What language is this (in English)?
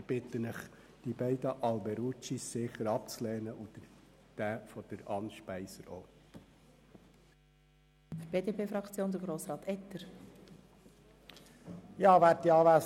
Swiss German